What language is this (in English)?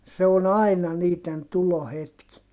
Finnish